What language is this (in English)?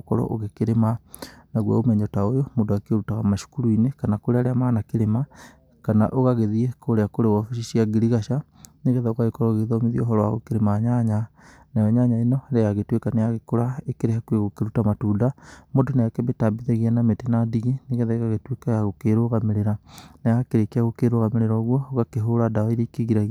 Kikuyu